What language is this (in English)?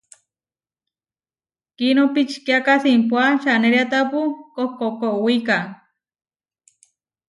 Huarijio